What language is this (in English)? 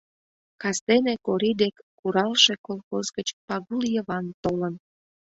Mari